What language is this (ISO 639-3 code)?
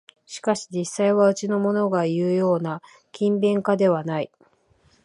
jpn